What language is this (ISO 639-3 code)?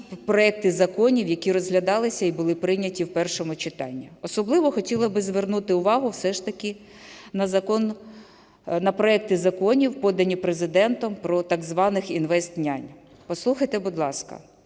ukr